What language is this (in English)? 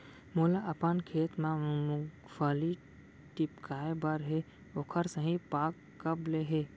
Chhattisgarhi